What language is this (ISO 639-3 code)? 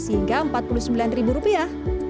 ind